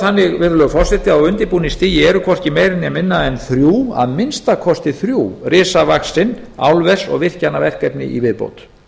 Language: Icelandic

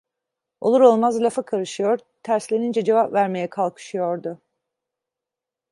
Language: Turkish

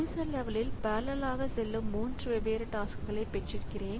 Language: Tamil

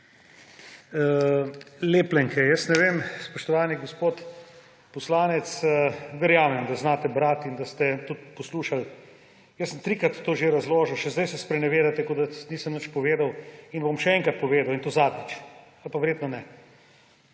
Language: Slovenian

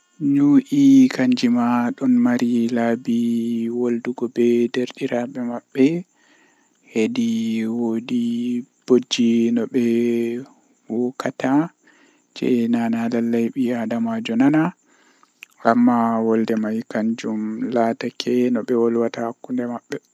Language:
Western Niger Fulfulde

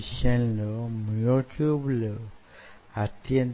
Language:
Telugu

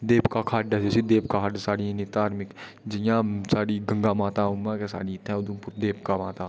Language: Dogri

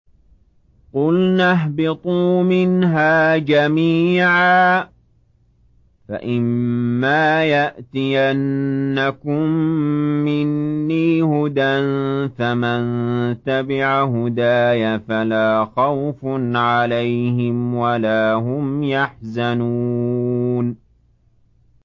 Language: Arabic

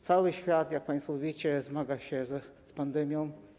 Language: Polish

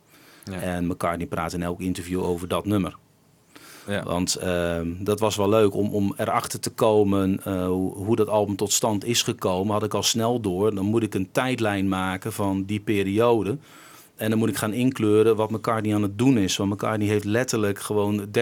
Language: Dutch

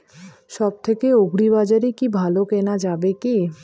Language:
Bangla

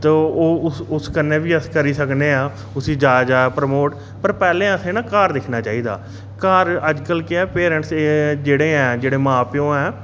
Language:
Dogri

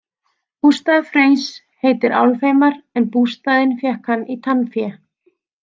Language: Icelandic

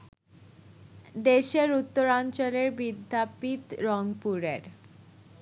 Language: Bangla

